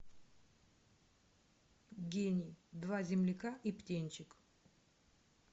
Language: Russian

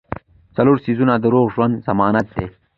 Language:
Pashto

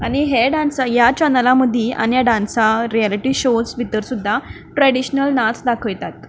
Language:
Konkani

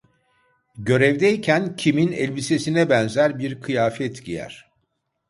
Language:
Turkish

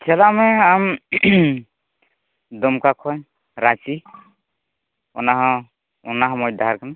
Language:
Santali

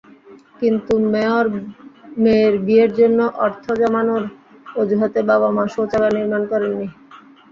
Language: Bangla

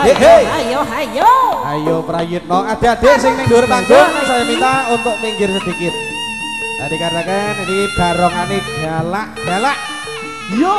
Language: Indonesian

